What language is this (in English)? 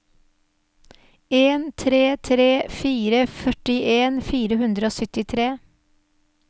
Norwegian